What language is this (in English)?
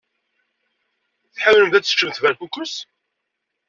Kabyle